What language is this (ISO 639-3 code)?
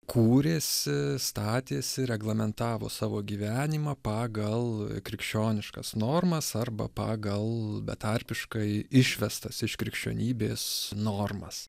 lit